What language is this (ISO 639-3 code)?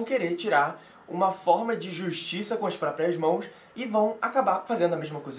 por